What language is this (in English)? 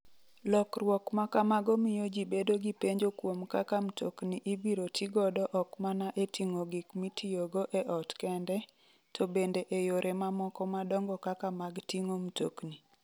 Luo (Kenya and Tanzania)